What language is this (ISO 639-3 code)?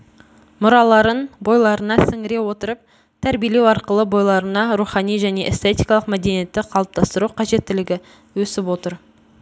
kaz